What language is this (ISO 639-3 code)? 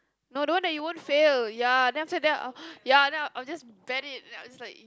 eng